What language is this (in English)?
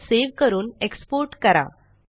Marathi